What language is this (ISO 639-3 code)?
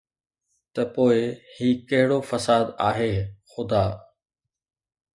snd